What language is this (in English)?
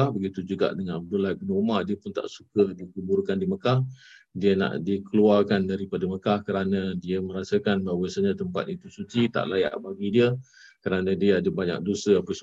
Malay